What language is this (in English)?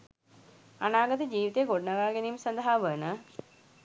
Sinhala